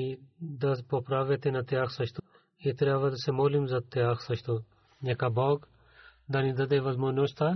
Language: Bulgarian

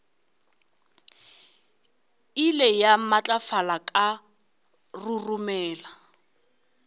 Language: Northern Sotho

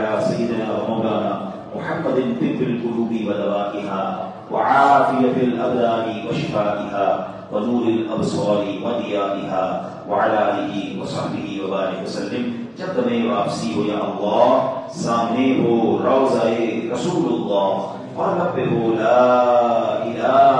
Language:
Arabic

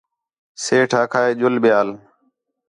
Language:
Khetrani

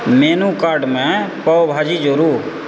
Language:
Maithili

